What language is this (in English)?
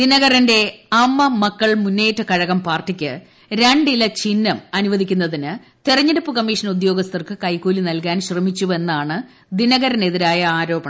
Malayalam